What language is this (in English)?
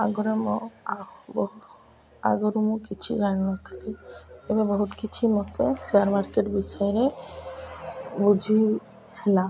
Odia